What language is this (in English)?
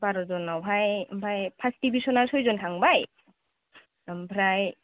Bodo